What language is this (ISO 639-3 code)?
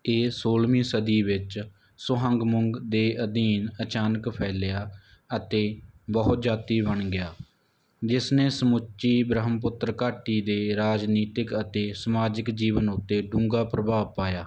pan